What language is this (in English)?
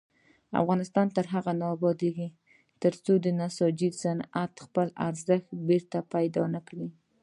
Pashto